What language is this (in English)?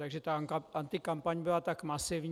Czech